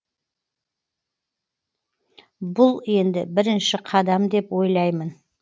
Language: Kazakh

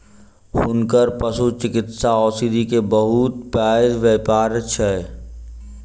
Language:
Maithili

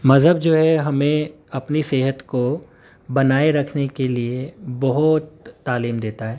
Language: Urdu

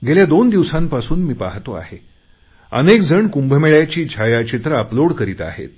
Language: Marathi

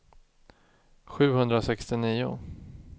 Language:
Swedish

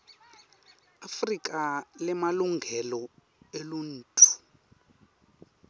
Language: Swati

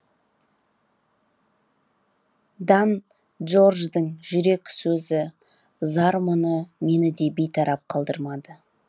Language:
Kazakh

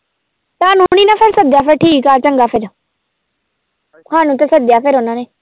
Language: Punjabi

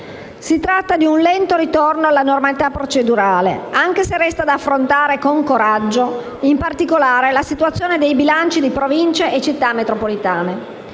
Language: Italian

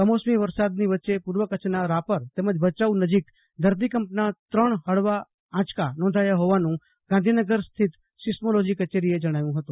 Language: Gujarati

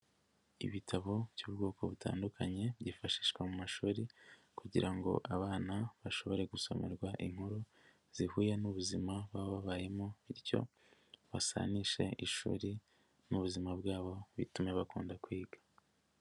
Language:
Kinyarwanda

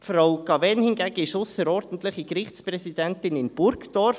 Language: Swiss German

